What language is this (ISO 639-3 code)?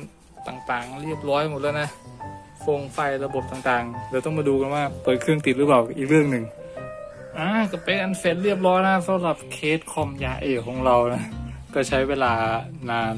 tha